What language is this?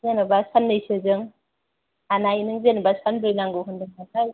Bodo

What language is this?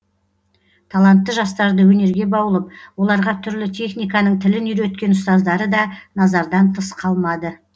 Kazakh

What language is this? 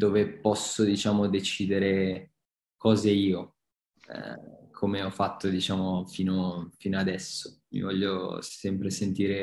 Italian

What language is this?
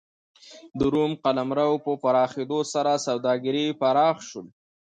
Pashto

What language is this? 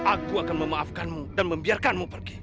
Indonesian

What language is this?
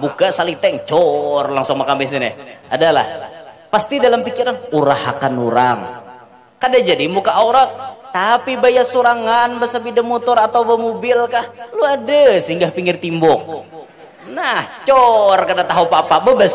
Indonesian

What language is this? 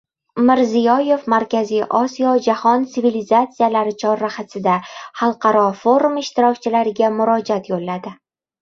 Uzbek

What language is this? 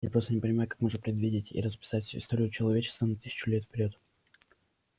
Russian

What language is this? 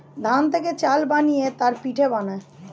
Bangla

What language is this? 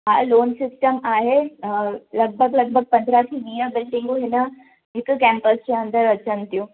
Sindhi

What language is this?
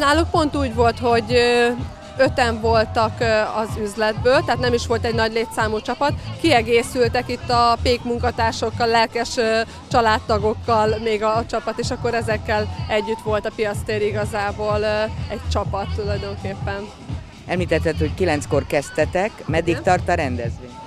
Hungarian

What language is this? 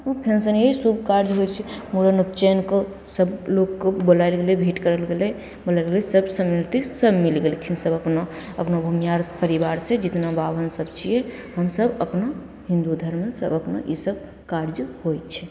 Maithili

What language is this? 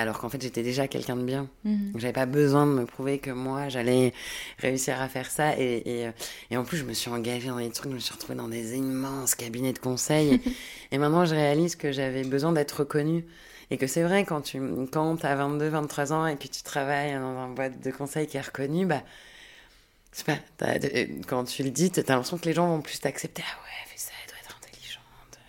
French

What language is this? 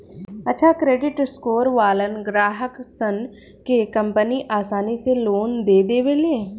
Bhojpuri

